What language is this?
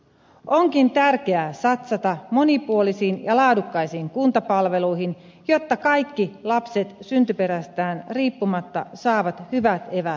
Finnish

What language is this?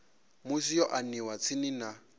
Venda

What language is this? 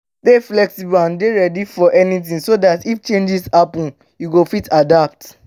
Nigerian Pidgin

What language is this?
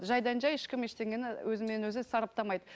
Kazakh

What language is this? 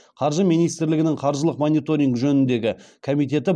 Kazakh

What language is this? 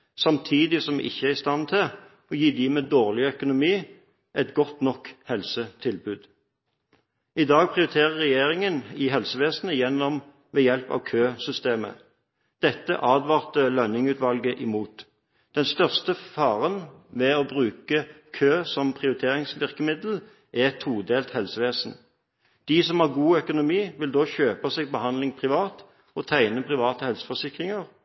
Norwegian Bokmål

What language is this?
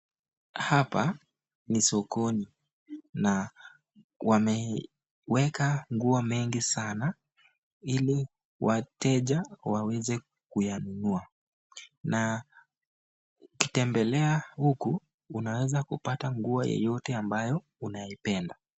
Swahili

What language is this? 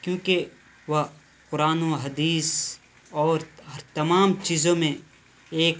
Urdu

